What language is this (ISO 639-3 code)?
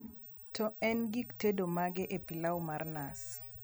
luo